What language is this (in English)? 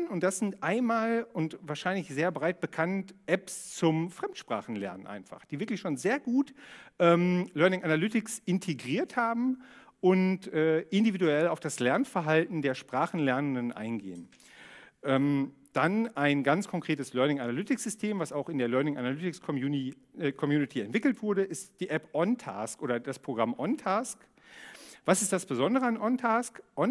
German